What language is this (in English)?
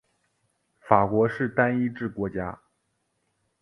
Chinese